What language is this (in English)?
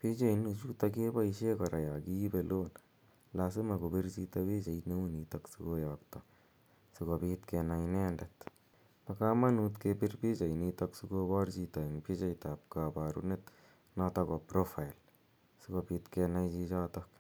Kalenjin